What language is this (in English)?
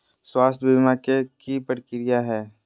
Magahi